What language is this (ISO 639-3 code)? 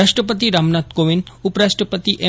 guj